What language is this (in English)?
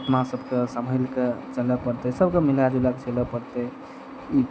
Maithili